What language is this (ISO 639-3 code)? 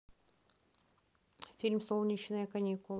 rus